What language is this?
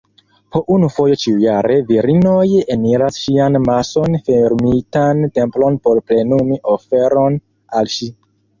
Esperanto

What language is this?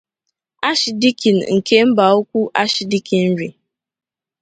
Igbo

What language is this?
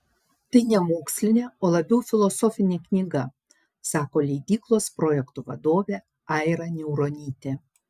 Lithuanian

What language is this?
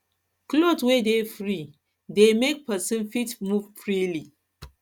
Nigerian Pidgin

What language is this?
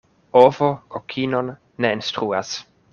Esperanto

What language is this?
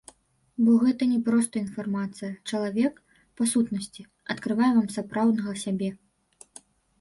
Belarusian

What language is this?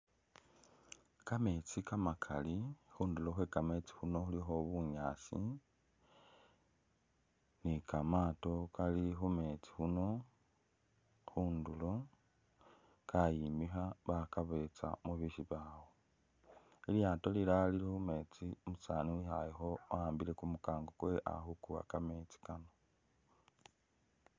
Masaaba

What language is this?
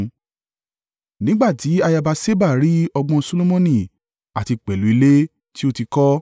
Yoruba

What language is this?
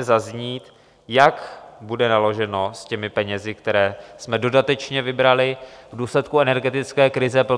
Czech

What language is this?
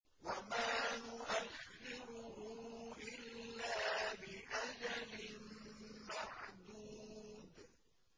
Arabic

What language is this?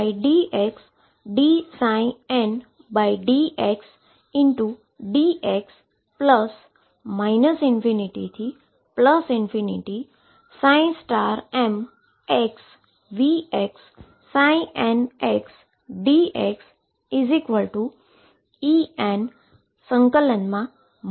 Gujarati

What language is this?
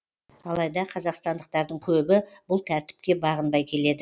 Kazakh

